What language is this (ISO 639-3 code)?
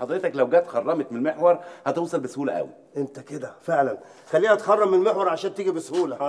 ara